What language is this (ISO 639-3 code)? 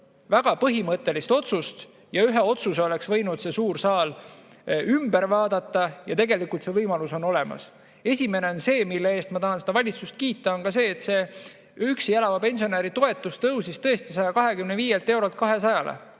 est